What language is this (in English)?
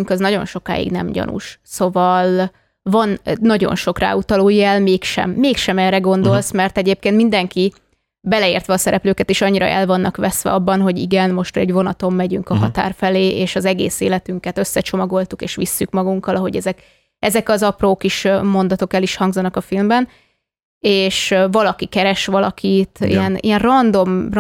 Hungarian